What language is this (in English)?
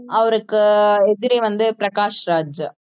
Tamil